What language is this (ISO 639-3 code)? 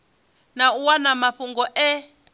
ven